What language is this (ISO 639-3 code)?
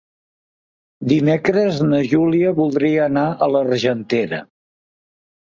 cat